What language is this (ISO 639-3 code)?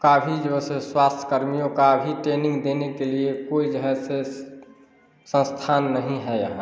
hin